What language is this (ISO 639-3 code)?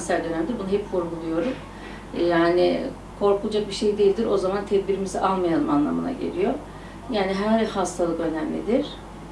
tur